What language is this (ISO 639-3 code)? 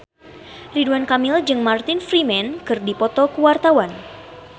sun